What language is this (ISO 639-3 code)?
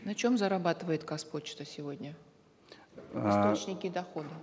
kaz